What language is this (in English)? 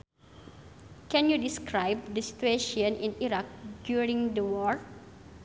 Sundanese